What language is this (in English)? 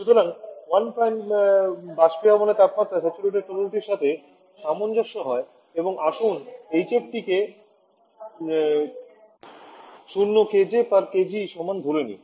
Bangla